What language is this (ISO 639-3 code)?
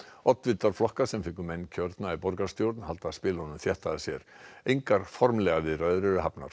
isl